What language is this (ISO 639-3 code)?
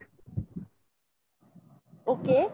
ben